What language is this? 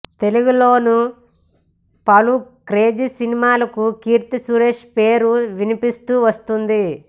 Telugu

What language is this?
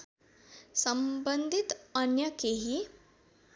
Nepali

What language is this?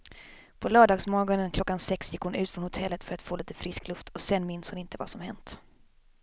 Swedish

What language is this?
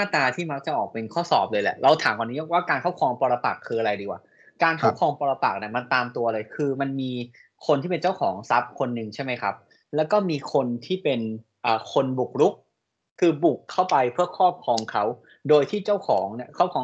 Thai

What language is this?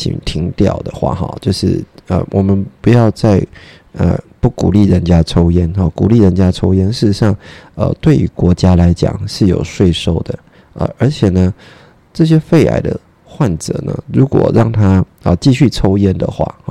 Chinese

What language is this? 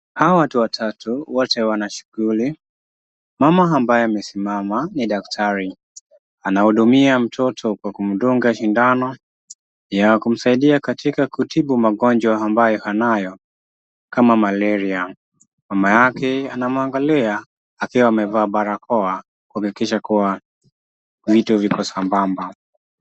Swahili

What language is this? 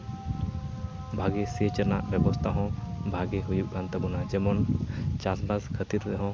Santali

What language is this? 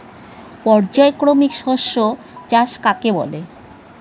Bangla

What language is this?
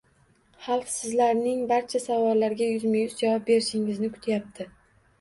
Uzbek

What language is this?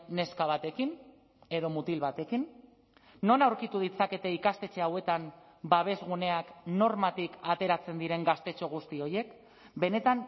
Basque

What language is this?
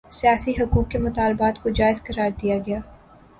Urdu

